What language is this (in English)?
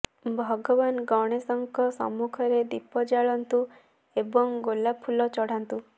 Odia